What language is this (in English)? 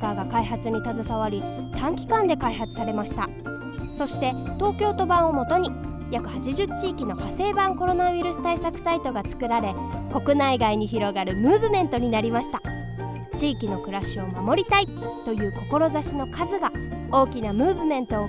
Japanese